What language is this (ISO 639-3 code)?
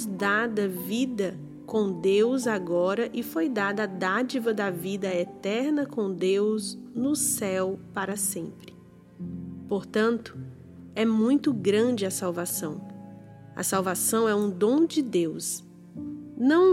por